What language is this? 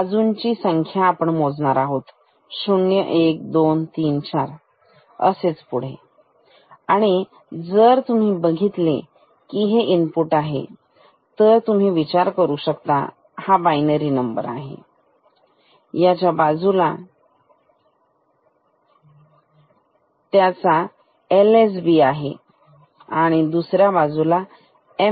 Marathi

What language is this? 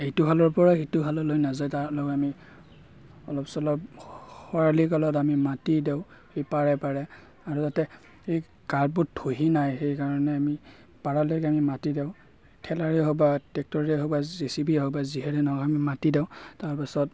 Assamese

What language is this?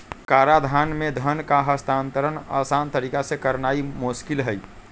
Magahi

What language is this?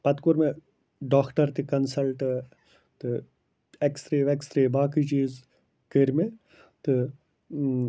Kashmiri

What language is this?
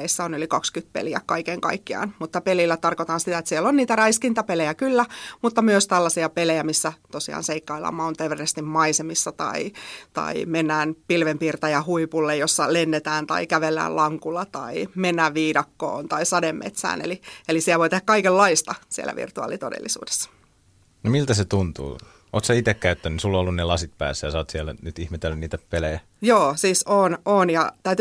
Finnish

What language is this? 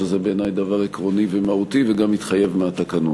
Hebrew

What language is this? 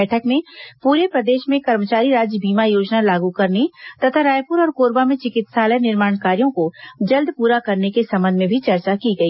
Hindi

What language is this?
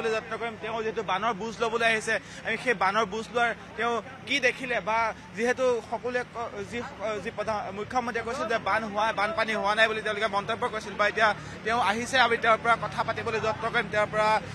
Thai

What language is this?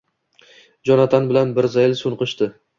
Uzbek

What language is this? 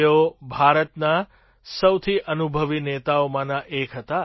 Gujarati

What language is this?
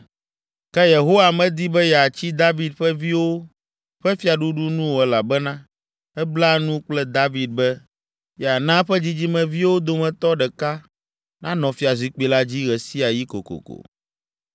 Ewe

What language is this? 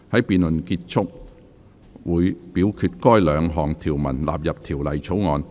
Cantonese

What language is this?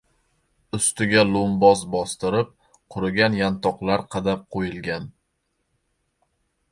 Uzbek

